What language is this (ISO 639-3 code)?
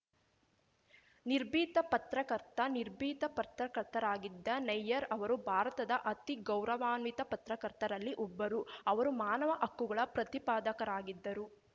kan